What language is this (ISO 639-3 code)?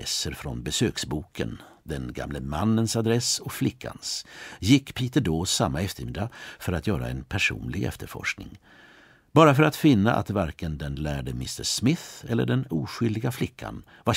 swe